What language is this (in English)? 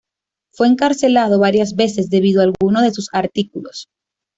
Spanish